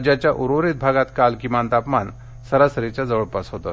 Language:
Marathi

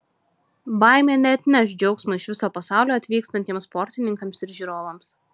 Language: Lithuanian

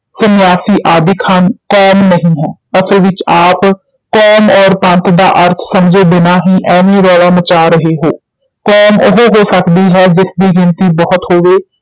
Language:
Punjabi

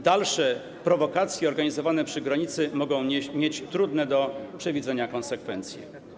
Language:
Polish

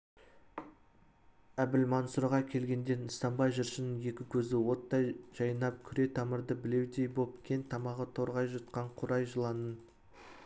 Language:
Kazakh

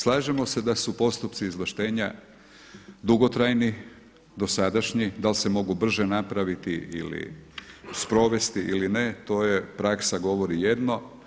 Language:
Croatian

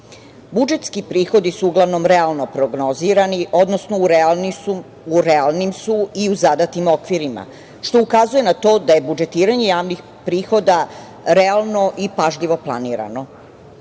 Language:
Serbian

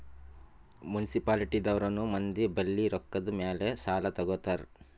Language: Kannada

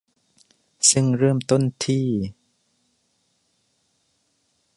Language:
Thai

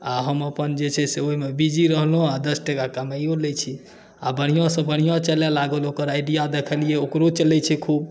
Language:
Maithili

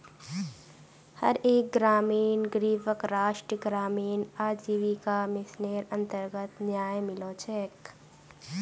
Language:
Magahi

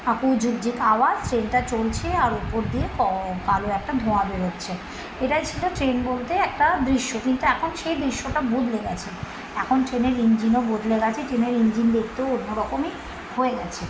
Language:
Bangla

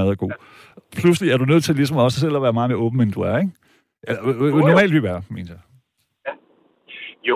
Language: Danish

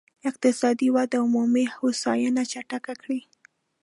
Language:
Pashto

